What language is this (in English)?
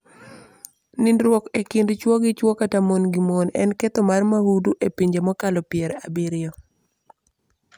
Luo (Kenya and Tanzania)